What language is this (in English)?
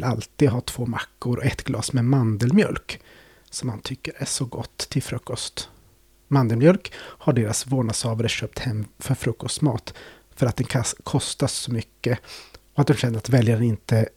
Swedish